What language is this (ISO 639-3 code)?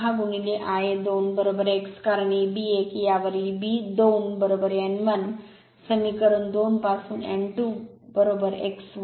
mar